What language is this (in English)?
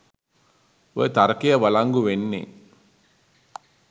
Sinhala